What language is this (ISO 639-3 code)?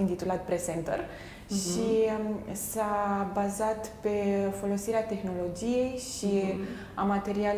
ron